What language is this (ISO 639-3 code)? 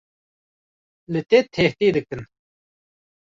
kur